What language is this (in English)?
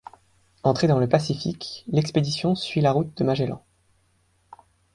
French